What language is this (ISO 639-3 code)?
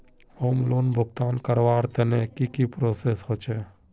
mag